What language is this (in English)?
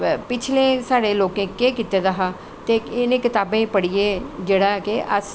Dogri